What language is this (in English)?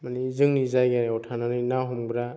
Bodo